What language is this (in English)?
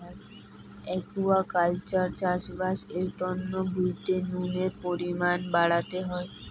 Bangla